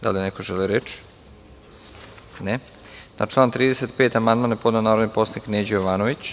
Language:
Serbian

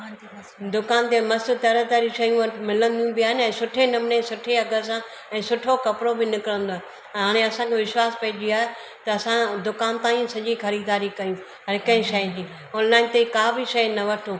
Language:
Sindhi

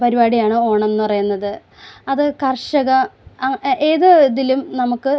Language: Malayalam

